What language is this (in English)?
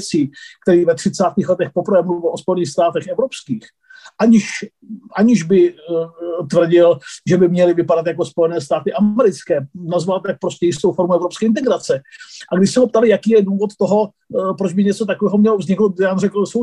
Czech